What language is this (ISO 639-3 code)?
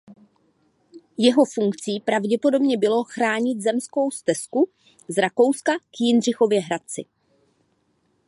ces